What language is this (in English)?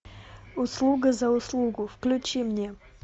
Russian